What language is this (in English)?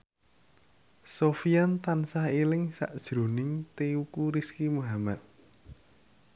Javanese